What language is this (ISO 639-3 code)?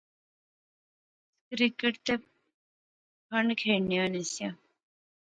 phr